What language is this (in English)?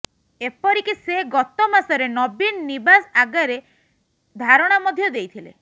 Odia